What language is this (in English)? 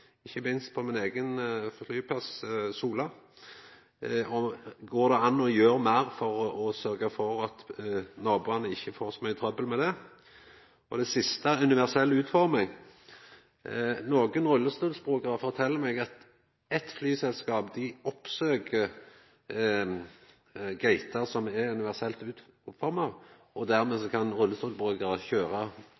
Norwegian Nynorsk